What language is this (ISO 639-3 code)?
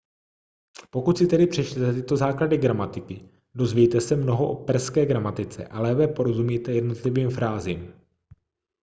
ces